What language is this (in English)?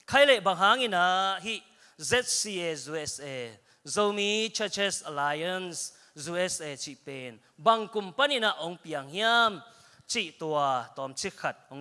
Indonesian